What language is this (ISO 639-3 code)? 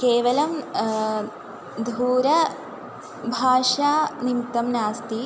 san